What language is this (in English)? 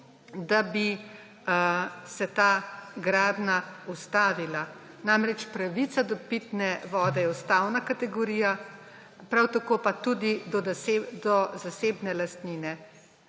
Slovenian